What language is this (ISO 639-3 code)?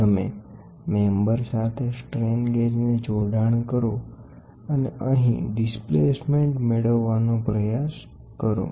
guj